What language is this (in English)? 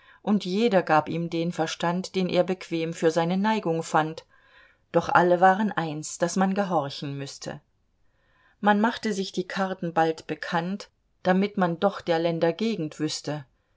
German